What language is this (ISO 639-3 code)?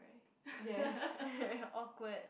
eng